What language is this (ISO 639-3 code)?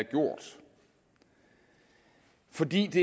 dan